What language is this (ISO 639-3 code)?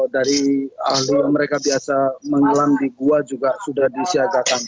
ind